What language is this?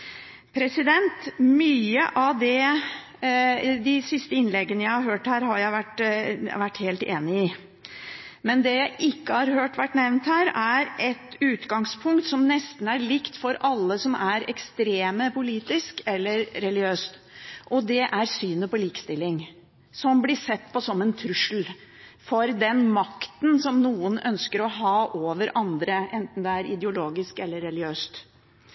Norwegian Bokmål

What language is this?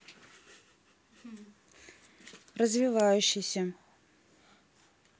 Russian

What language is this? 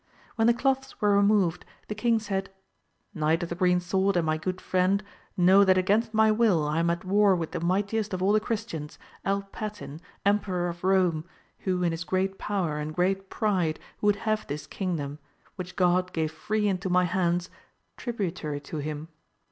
English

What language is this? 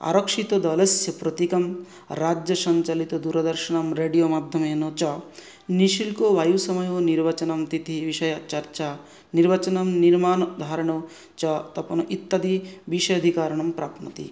Sanskrit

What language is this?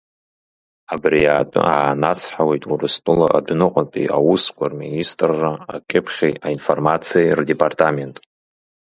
Abkhazian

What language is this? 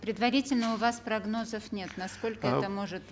Kazakh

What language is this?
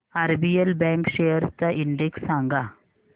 Marathi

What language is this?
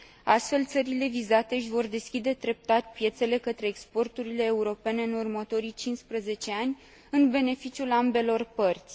Romanian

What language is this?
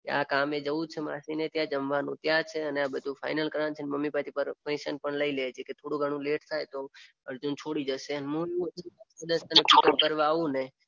Gujarati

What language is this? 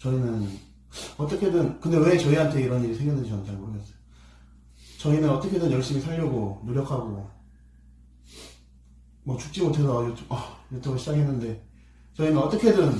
Korean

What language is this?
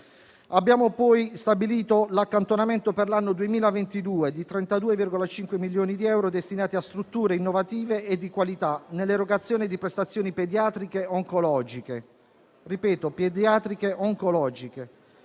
Italian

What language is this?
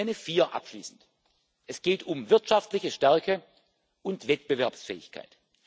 German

